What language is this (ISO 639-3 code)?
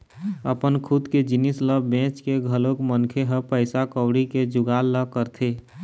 hne